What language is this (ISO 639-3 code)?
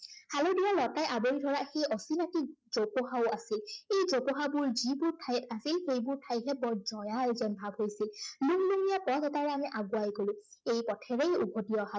asm